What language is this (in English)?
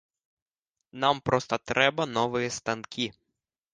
Belarusian